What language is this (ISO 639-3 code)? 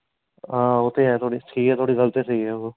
doi